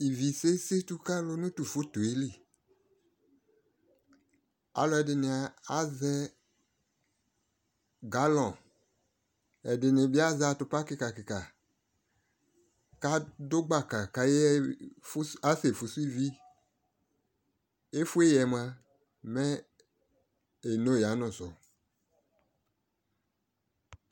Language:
Ikposo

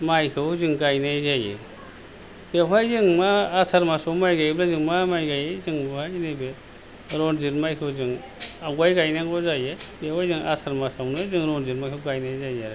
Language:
Bodo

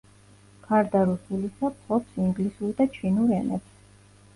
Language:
Georgian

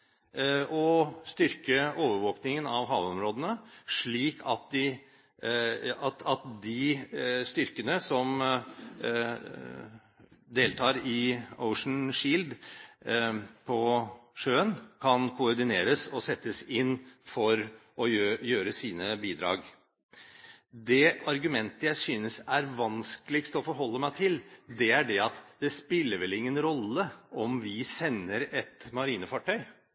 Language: Norwegian Bokmål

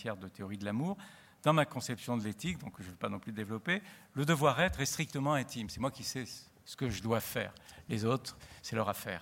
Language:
French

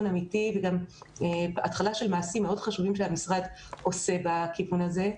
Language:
Hebrew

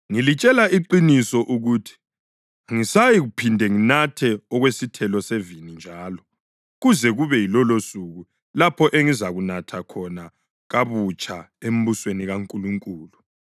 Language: North Ndebele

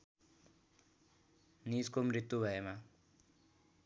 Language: Nepali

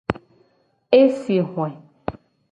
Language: Gen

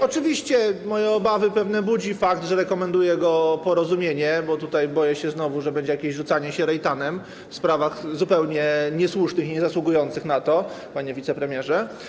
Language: Polish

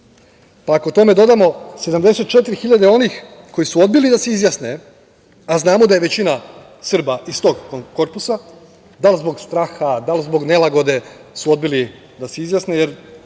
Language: Serbian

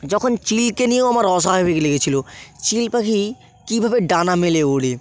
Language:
Bangla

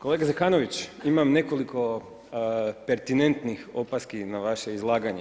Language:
Croatian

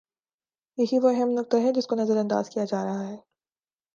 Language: Urdu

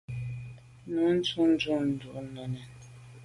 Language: Medumba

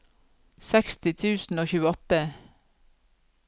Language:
Norwegian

